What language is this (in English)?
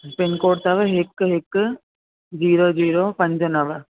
Sindhi